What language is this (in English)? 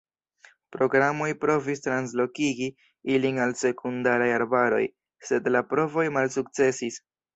Esperanto